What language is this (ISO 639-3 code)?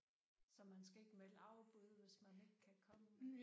dan